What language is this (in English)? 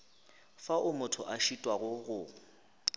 Northern Sotho